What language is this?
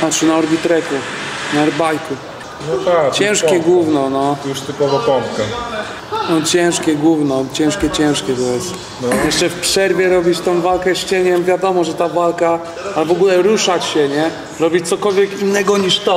Polish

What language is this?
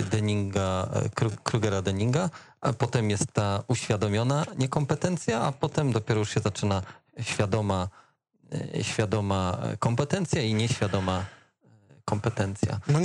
Polish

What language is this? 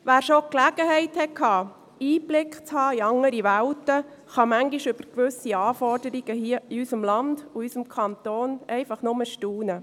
Swiss German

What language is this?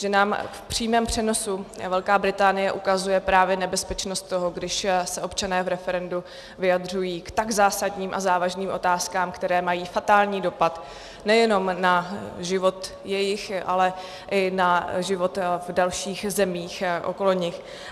Czech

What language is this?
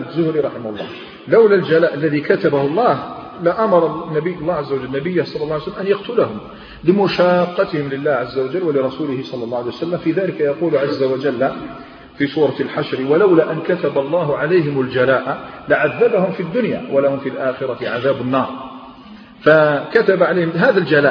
Arabic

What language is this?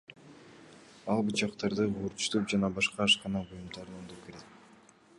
Kyrgyz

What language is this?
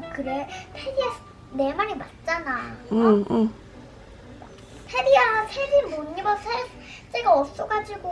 Korean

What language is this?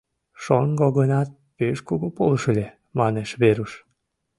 Mari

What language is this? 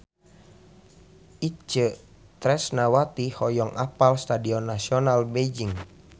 Sundanese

